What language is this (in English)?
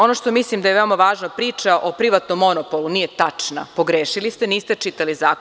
Serbian